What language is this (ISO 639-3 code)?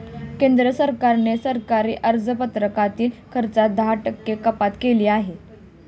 mar